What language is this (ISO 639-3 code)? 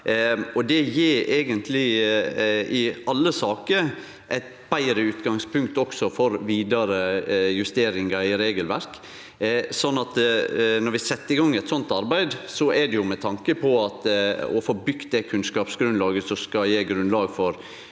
nor